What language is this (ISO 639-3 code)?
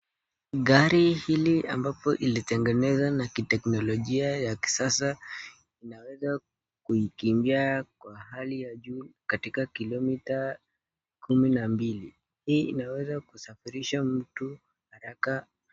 swa